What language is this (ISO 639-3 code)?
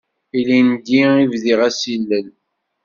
kab